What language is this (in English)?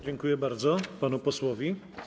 Polish